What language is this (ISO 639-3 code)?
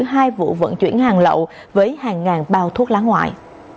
vie